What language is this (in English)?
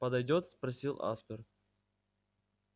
Russian